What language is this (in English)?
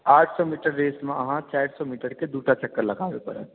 Maithili